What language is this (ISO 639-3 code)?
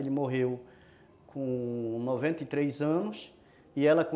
por